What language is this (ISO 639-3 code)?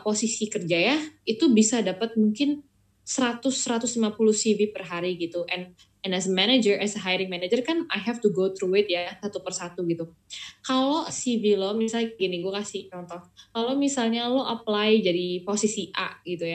ind